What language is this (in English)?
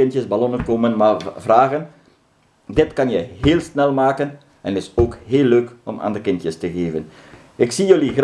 Dutch